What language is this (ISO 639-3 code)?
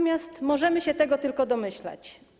pol